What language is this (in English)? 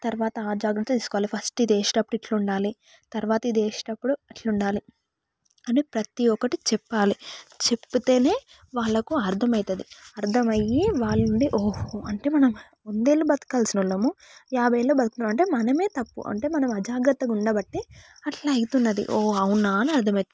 Telugu